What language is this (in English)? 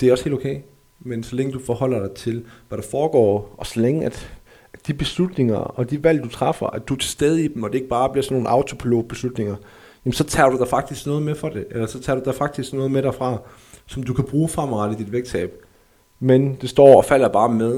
Danish